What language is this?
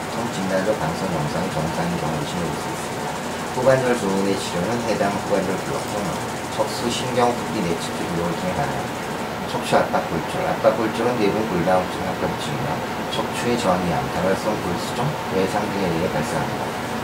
Korean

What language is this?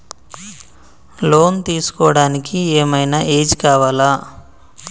Telugu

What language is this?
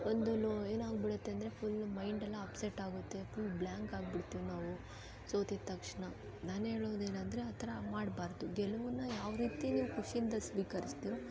Kannada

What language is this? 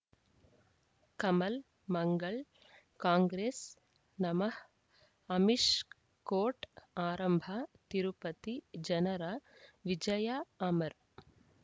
Kannada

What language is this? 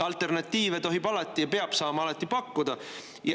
Estonian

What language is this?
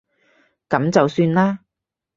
Cantonese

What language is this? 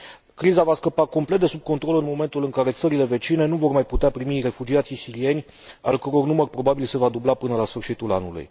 Romanian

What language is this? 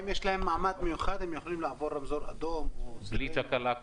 Hebrew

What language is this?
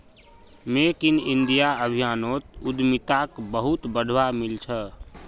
Magahi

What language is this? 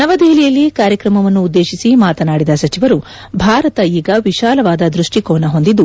Kannada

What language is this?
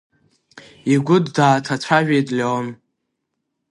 Abkhazian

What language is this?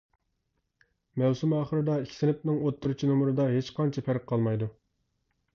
Uyghur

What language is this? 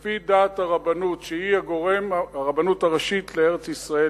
Hebrew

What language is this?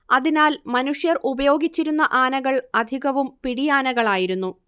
Malayalam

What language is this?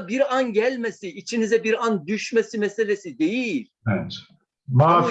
Turkish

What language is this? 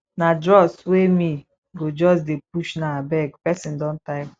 Nigerian Pidgin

